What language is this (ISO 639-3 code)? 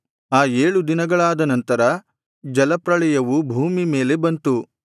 kan